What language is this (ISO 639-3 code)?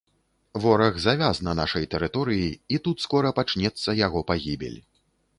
bel